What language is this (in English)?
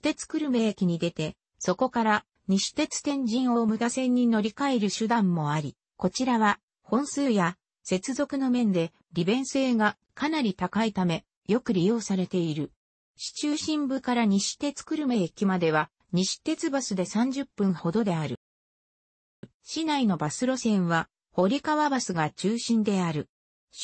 Japanese